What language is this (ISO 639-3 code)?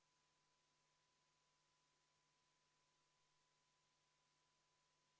est